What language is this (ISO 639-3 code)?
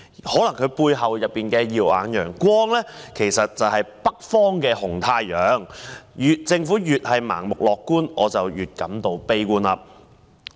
yue